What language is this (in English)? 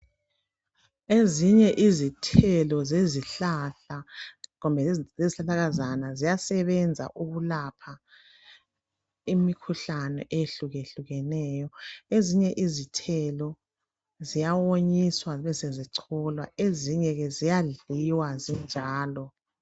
North Ndebele